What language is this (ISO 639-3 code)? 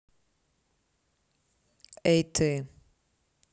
rus